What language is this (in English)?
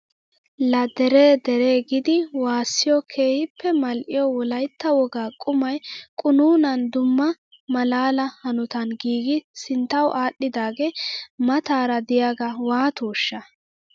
Wolaytta